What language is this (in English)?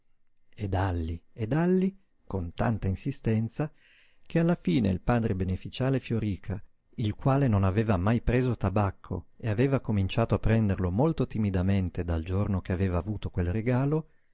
Italian